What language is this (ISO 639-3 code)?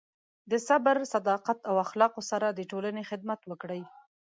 pus